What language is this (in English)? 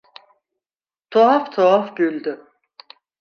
Turkish